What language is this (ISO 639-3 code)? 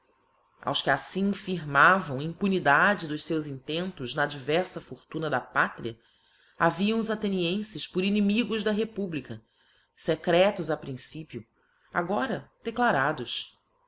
por